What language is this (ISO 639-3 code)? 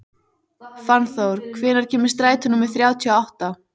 isl